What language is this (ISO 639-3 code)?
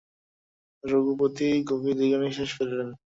ben